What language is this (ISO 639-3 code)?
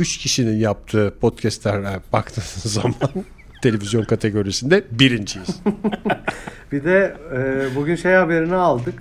tur